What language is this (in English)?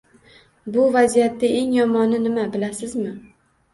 Uzbek